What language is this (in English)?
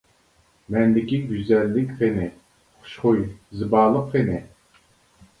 Uyghur